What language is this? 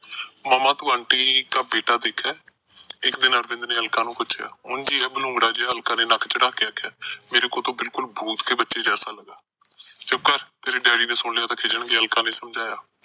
Punjabi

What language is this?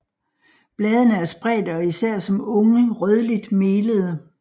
Danish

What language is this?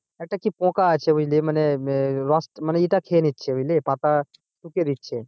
Bangla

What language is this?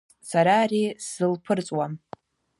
Abkhazian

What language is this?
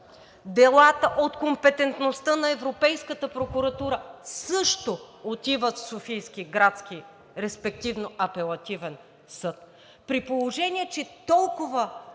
Bulgarian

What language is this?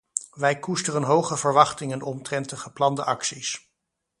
Dutch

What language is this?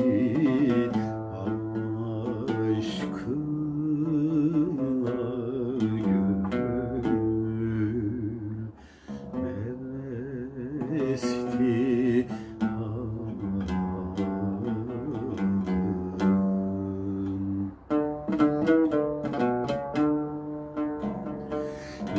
Arabic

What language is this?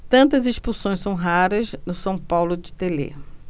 Portuguese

